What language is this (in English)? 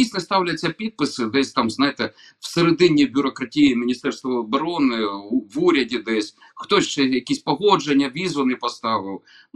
Ukrainian